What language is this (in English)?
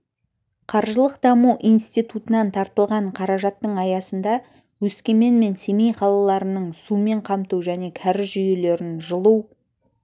Kazakh